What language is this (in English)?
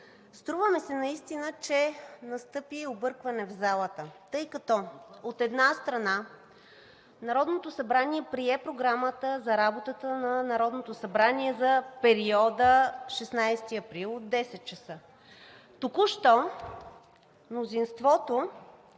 Bulgarian